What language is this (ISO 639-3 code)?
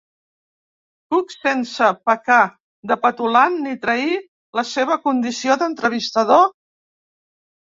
cat